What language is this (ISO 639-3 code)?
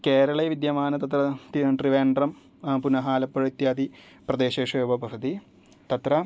san